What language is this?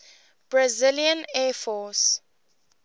English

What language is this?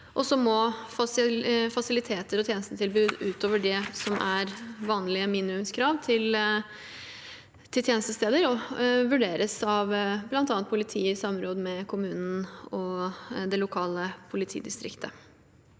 Norwegian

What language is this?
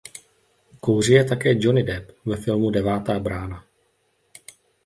Czech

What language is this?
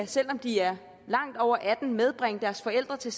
Danish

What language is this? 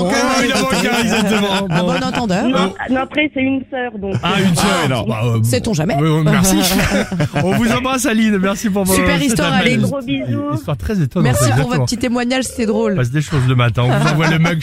French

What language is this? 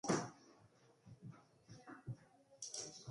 Basque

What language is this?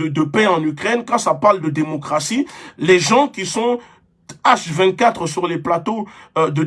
French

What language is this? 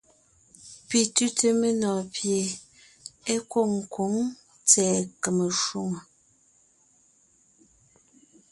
Ngiemboon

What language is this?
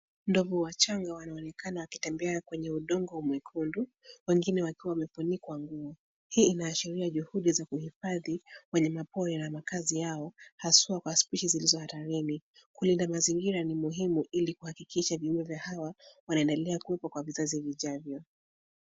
Swahili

